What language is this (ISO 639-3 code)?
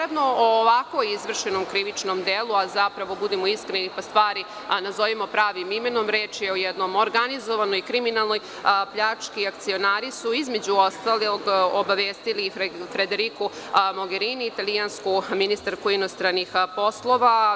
srp